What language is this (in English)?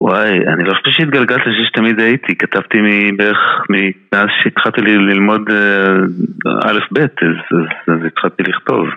Hebrew